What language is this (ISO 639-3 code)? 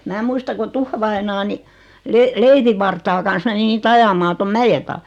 fin